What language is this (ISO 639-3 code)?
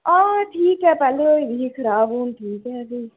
doi